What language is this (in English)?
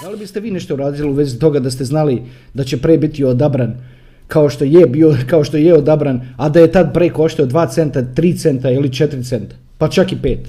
Croatian